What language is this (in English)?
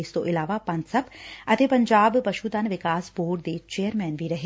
Punjabi